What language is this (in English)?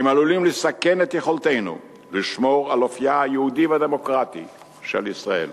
Hebrew